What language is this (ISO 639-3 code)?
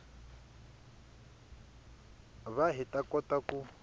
tso